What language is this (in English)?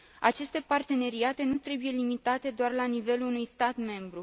Romanian